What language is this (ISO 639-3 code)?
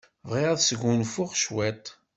kab